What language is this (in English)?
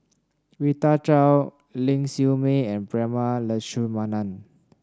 English